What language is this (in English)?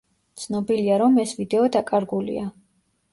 Georgian